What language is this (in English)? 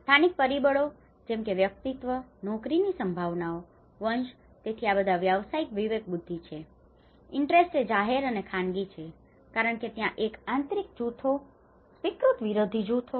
Gujarati